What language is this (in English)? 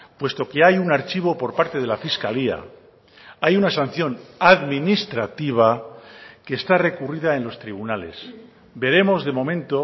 Spanish